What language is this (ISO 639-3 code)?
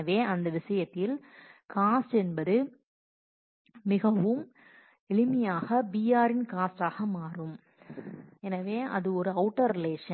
tam